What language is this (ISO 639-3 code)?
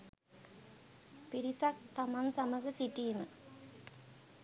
sin